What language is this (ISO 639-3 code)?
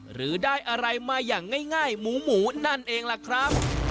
tha